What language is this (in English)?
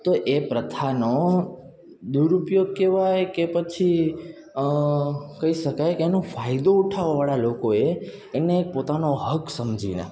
Gujarati